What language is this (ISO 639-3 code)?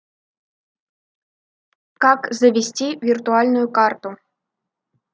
rus